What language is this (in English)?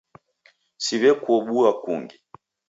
Taita